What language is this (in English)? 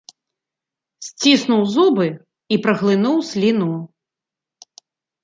Belarusian